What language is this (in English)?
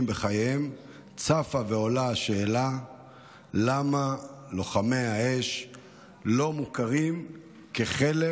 Hebrew